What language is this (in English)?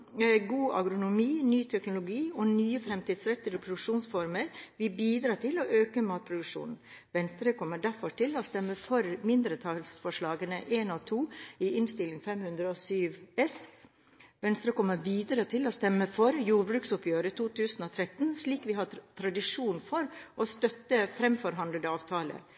Norwegian Bokmål